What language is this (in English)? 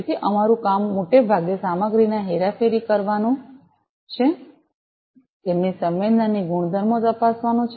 Gujarati